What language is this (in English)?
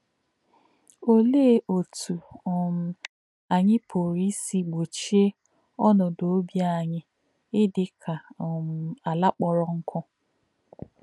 Igbo